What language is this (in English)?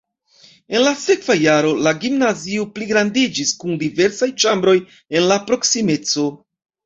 Esperanto